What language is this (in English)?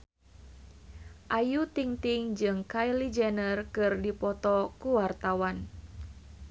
Sundanese